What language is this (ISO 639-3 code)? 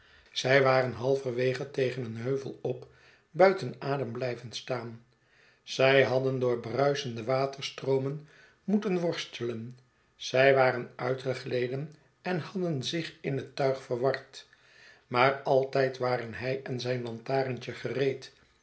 nld